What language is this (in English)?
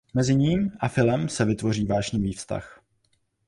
Czech